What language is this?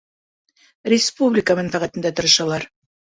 Bashkir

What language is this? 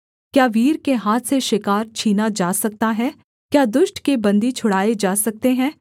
Hindi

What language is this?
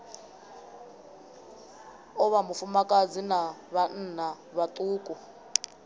Venda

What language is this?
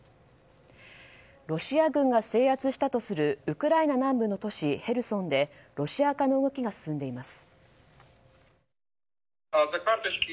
Japanese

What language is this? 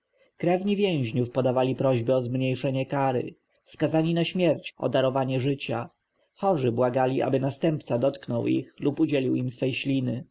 Polish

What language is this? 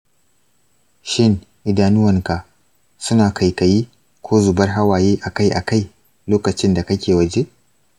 Hausa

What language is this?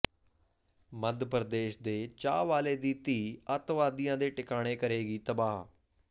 Punjabi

